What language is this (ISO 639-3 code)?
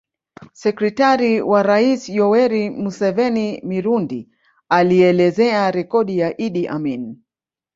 swa